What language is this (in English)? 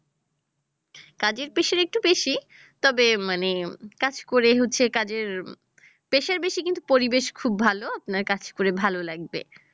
Bangla